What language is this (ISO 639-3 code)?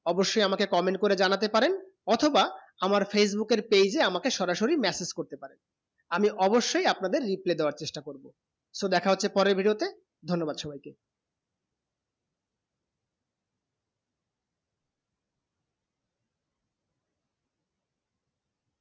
ben